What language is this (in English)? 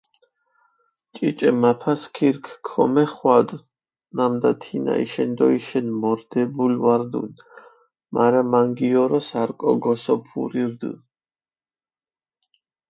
Mingrelian